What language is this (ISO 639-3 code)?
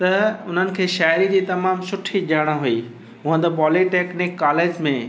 snd